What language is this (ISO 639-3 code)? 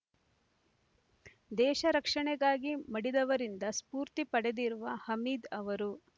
kan